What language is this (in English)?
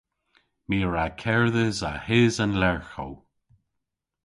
Cornish